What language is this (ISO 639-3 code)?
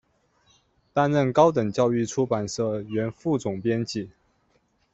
zho